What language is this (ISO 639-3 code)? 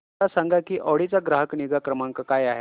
mar